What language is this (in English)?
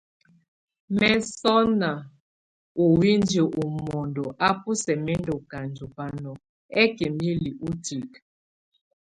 Tunen